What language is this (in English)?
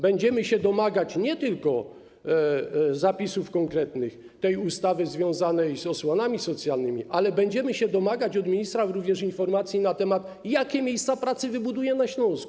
Polish